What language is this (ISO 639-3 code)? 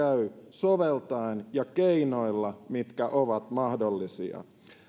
fin